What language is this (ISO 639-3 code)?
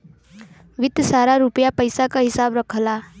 bho